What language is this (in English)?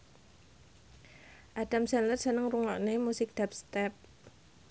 Javanese